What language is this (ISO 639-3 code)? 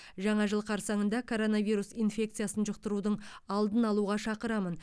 kaz